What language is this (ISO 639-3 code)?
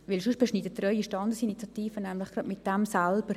gsw